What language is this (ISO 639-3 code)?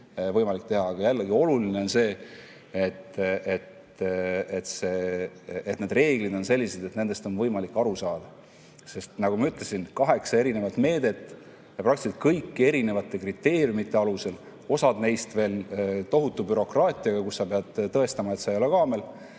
est